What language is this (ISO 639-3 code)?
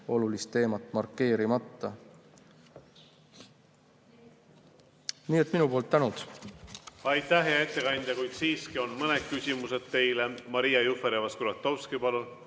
est